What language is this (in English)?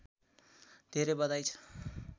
Nepali